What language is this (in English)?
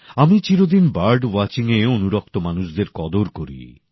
Bangla